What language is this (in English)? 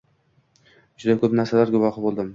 Uzbek